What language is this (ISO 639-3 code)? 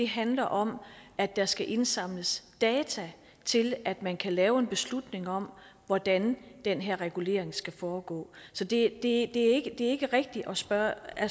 dan